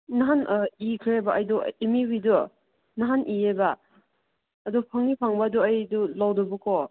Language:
Manipuri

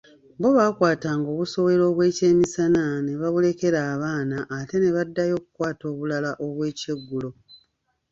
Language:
Ganda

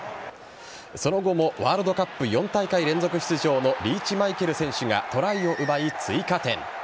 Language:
Japanese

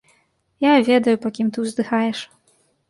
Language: Belarusian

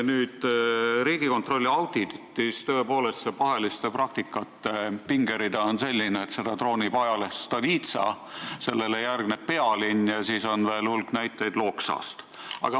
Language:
Estonian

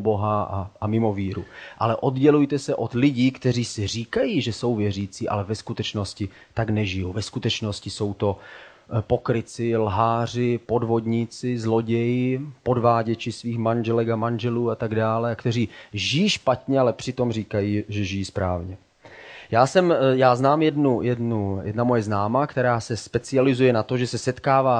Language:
Czech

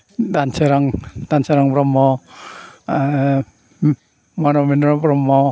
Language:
Bodo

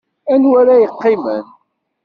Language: Kabyle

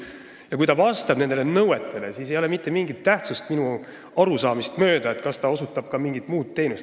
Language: Estonian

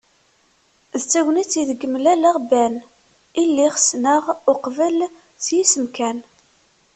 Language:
Kabyle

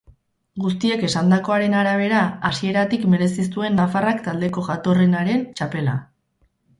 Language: Basque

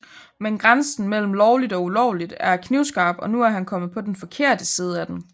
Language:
Danish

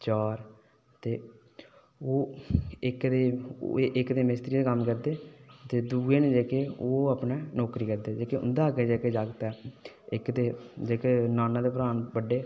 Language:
Dogri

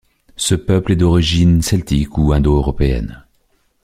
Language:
French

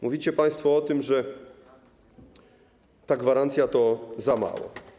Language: Polish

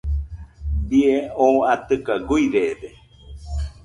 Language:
Nüpode Huitoto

